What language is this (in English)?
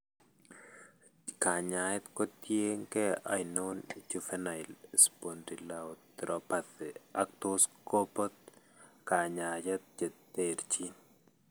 Kalenjin